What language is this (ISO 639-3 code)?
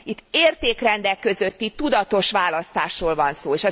hun